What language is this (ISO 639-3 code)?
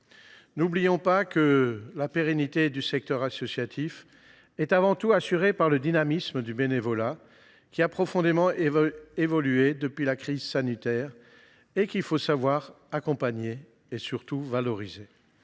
fra